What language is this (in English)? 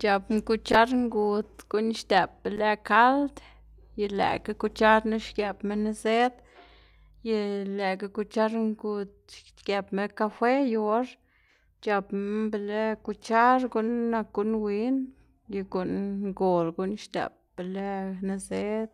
Xanaguía Zapotec